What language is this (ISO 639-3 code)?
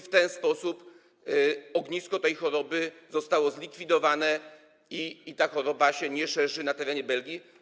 pol